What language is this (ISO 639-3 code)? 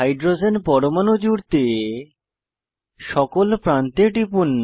ben